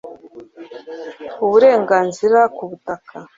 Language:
Kinyarwanda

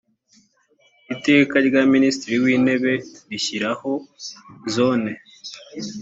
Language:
Kinyarwanda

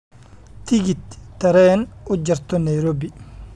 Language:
Somali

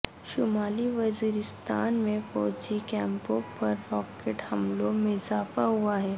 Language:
Urdu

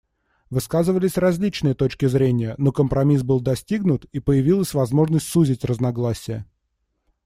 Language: Russian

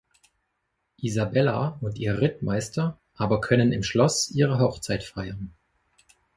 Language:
German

